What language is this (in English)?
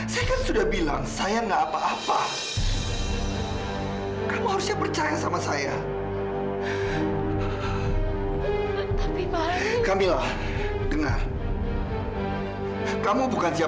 Indonesian